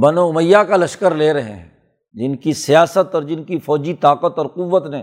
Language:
Urdu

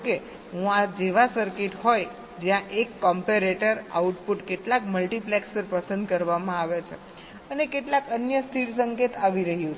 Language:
Gujarati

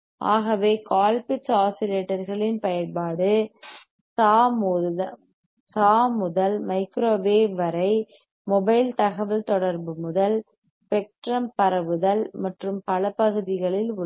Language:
Tamil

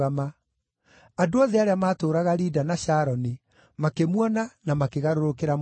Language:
Kikuyu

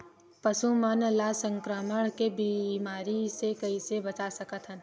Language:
Chhattisgarhi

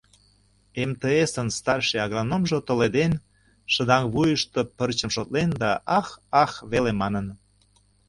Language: Mari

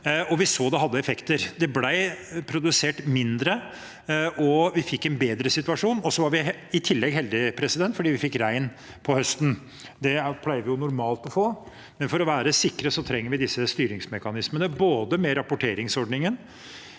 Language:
Norwegian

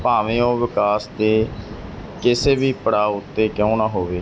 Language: Punjabi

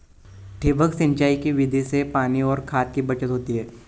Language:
Marathi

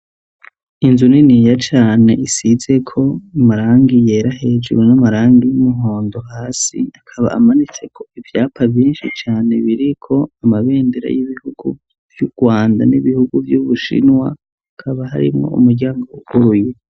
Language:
Rundi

